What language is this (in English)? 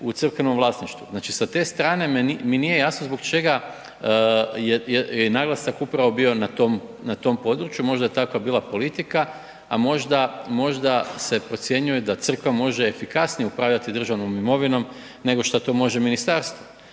Croatian